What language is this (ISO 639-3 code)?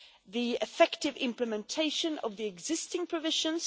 eng